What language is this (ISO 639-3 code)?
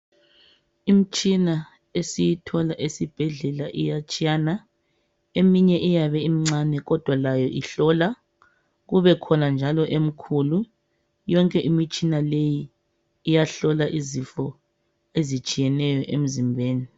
nde